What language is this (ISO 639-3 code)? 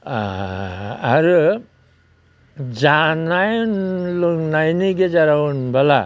brx